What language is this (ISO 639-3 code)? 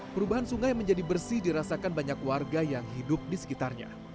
ind